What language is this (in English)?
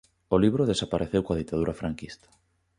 Galician